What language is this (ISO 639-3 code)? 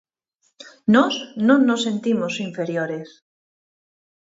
glg